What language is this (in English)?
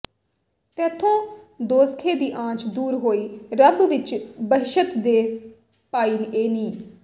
Punjabi